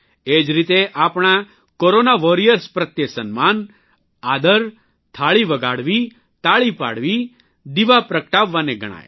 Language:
Gujarati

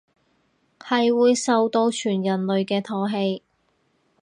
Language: Cantonese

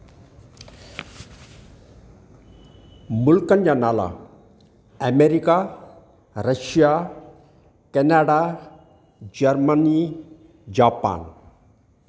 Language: Sindhi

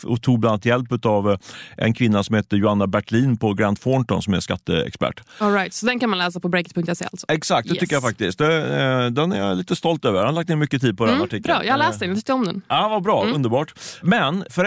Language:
Swedish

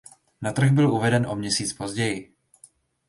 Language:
Czech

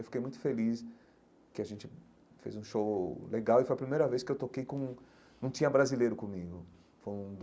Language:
Portuguese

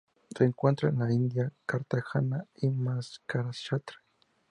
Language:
Spanish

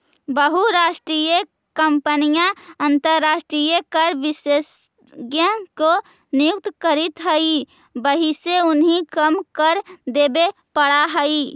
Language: Magahi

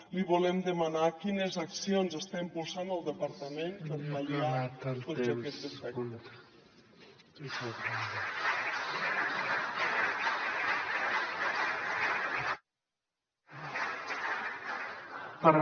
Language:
Catalan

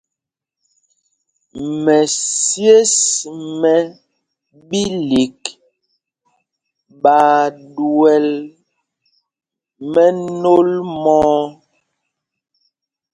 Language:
Mpumpong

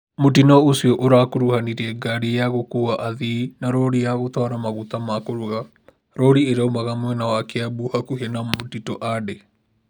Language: Kikuyu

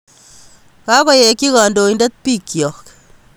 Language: Kalenjin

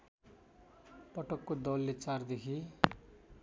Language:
Nepali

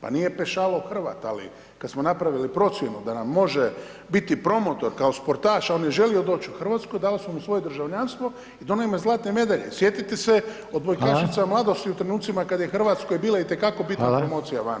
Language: Croatian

